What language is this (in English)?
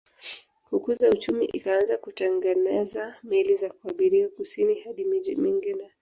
Swahili